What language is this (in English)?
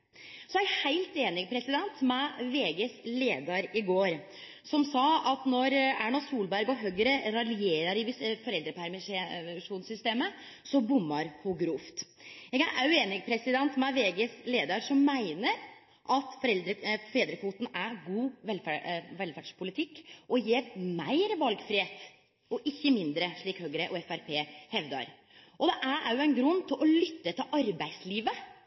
Norwegian Nynorsk